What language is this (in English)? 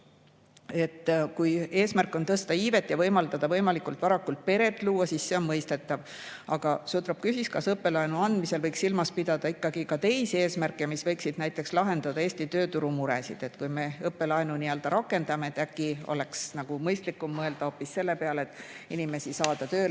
Estonian